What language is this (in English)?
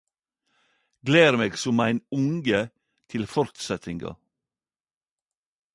Norwegian Nynorsk